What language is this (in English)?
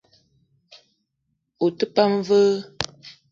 Eton (Cameroon)